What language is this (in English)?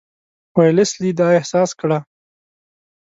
Pashto